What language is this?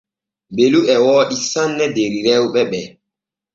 Borgu Fulfulde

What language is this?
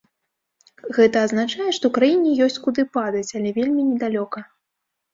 Belarusian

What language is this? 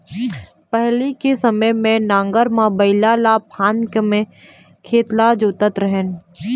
Chhattisgarhi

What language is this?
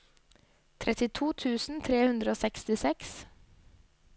Norwegian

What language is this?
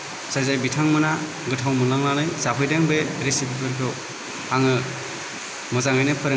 Bodo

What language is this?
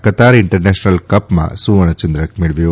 Gujarati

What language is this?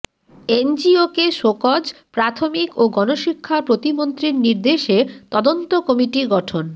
Bangla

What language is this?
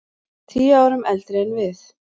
Icelandic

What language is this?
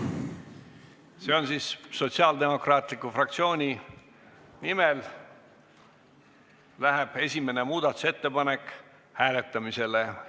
Estonian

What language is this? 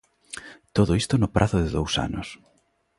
Galician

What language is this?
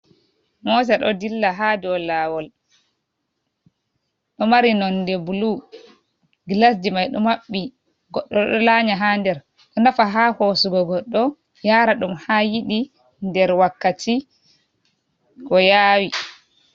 Fula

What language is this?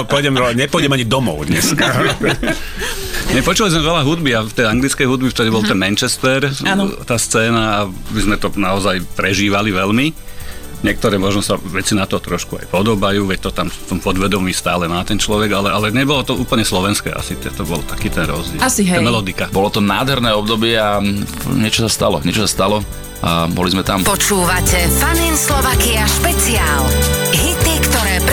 Slovak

